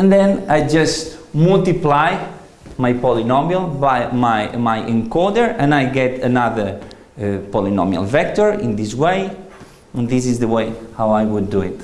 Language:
English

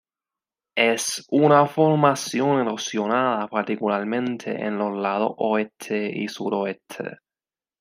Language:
Spanish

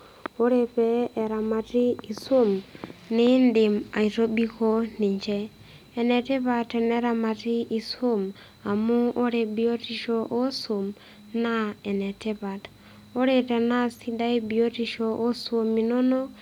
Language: Masai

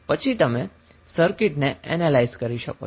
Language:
Gujarati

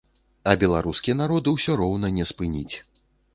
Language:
Belarusian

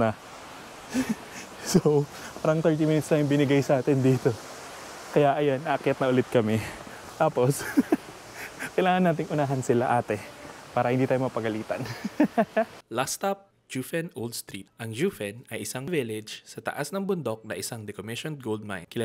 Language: Filipino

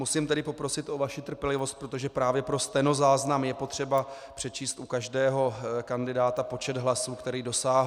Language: Czech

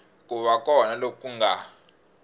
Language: Tsonga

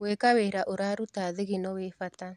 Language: Kikuyu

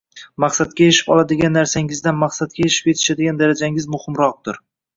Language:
Uzbek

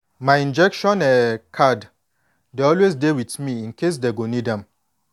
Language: Nigerian Pidgin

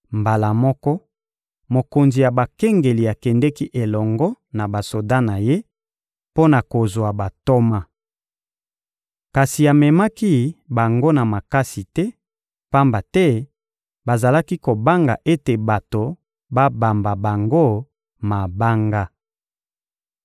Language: Lingala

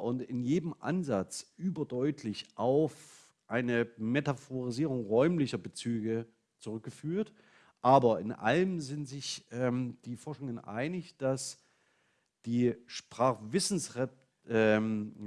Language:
German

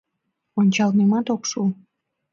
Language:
Mari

